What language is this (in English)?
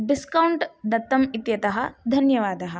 Sanskrit